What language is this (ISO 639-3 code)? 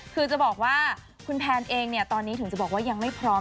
tha